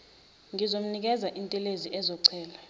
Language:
Zulu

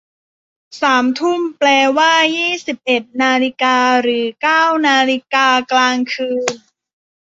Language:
Thai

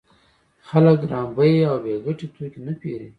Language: Pashto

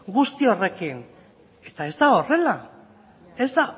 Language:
Basque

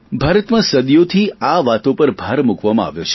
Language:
Gujarati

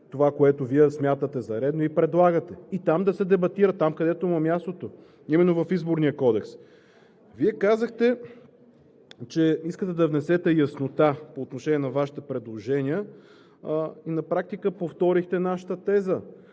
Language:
Bulgarian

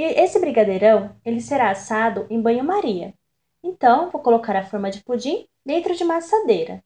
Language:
Portuguese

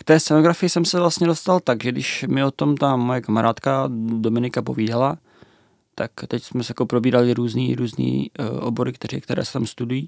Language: Czech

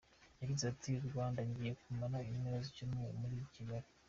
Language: Kinyarwanda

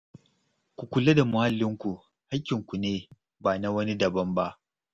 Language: Hausa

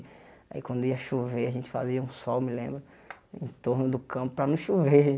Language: Portuguese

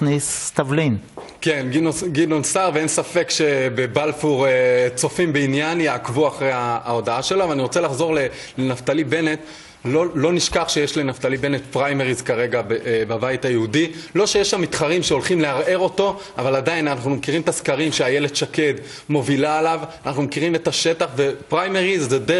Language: Hebrew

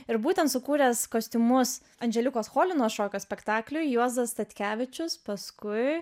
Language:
Lithuanian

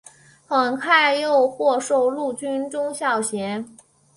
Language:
Chinese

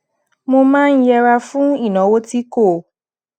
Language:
Yoruba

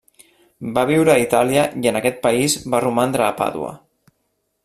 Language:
Catalan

